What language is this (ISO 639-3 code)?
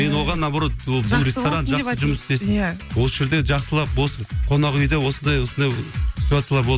kaz